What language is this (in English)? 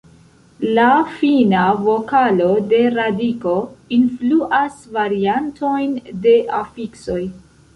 Esperanto